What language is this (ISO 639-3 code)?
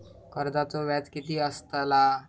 mar